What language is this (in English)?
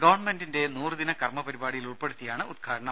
Malayalam